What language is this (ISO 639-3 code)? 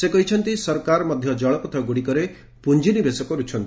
ori